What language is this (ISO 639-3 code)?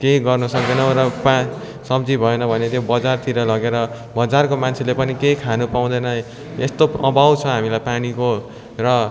nep